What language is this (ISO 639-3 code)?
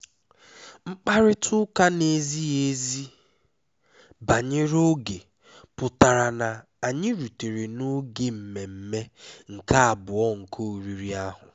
ibo